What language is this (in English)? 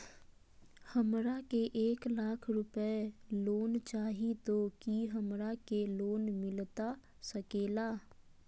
Magahi